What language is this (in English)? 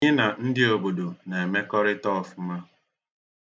Igbo